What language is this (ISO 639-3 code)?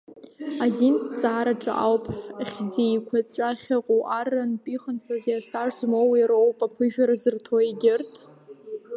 abk